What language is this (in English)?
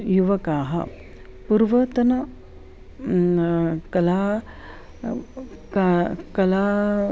Sanskrit